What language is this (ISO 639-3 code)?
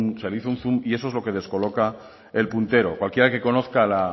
spa